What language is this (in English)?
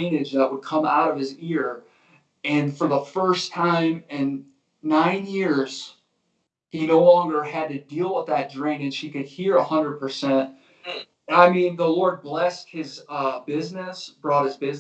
English